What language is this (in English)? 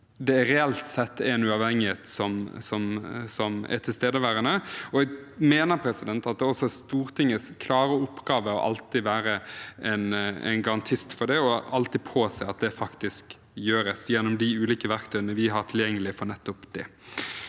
Norwegian